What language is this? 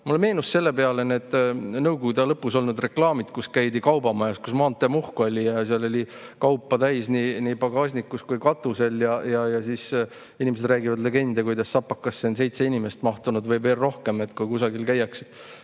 Estonian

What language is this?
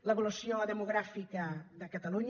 Catalan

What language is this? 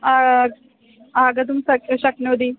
Sanskrit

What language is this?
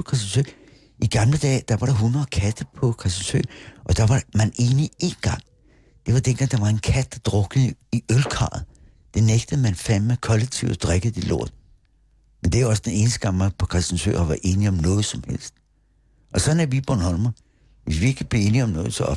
Danish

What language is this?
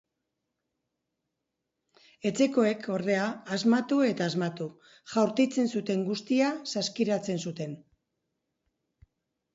Basque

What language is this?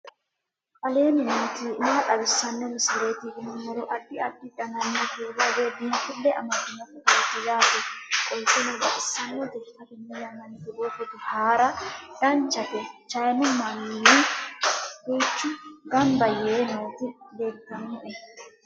Sidamo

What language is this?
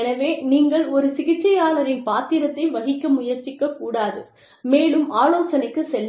Tamil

